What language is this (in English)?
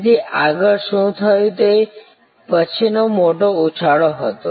Gujarati